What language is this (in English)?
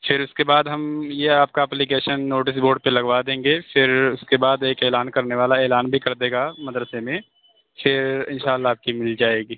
Urdu